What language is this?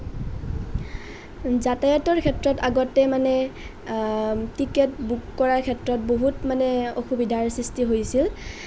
Assamese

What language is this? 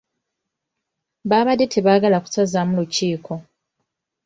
Ganda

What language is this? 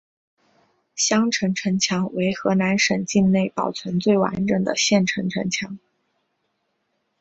Chinese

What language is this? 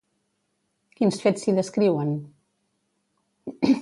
Catalan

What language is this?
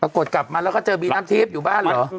Thai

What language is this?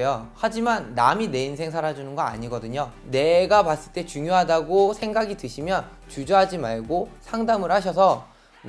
Korean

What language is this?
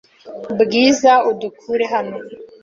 Kinyarwanda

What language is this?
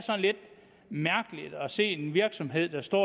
Danish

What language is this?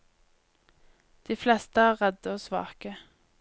Norwegian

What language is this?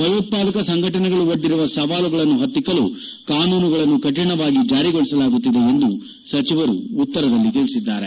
Kannada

